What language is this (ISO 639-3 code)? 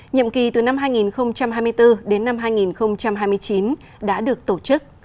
vie